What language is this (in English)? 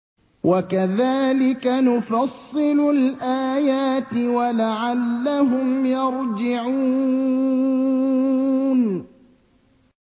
Arabic